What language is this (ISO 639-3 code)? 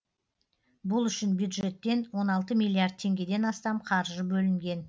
kaz